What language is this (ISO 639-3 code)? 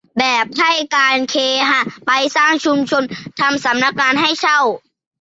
tha